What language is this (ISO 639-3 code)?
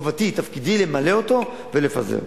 heb